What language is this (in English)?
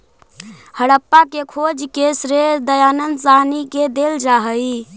Magahi